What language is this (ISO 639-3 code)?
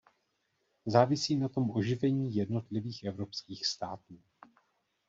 ces